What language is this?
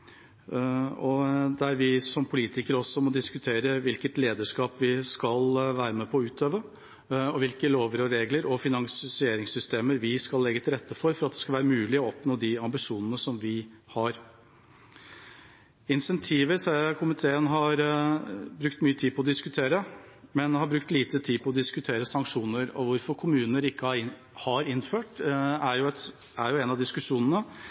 Norwegian Bokmål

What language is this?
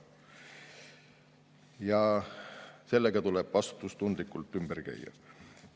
Estonian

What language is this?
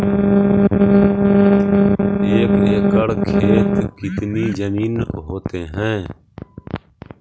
Magahi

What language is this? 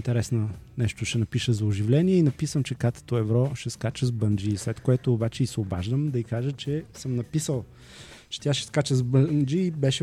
Bulgarian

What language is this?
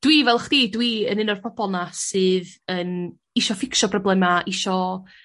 Welsh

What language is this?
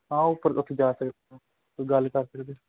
Punjabi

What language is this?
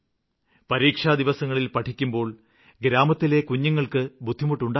Malayalam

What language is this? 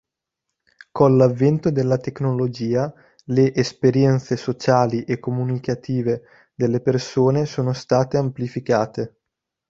Italian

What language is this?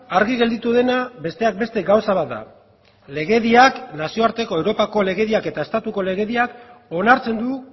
Basque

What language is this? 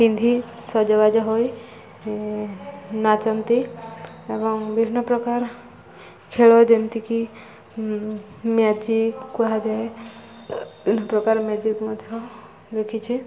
Odia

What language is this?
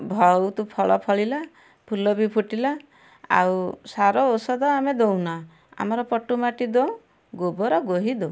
Odia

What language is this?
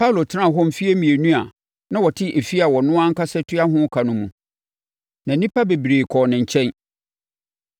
Akan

